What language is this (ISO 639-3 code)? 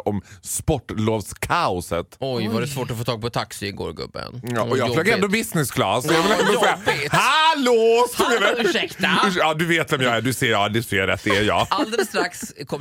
swe